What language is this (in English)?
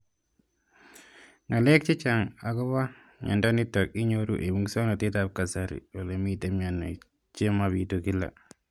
Kalenjin